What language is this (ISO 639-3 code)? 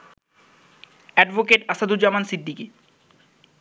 ben